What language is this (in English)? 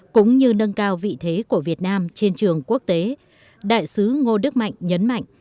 Vietnamese